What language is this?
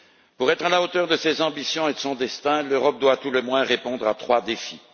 French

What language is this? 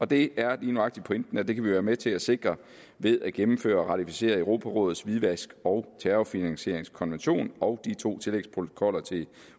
Danish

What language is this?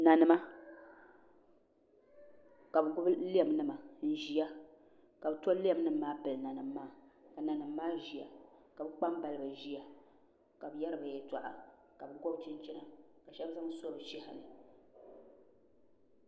Dagbani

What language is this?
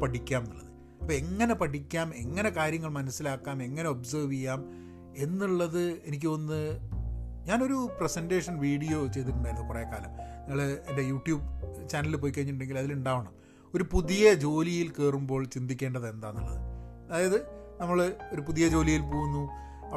Malayalam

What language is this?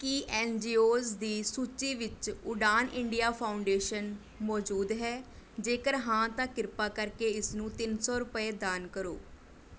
Punjabi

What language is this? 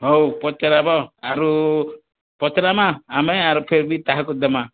Odia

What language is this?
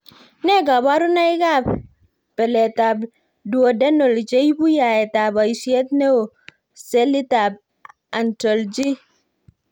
Kalenjin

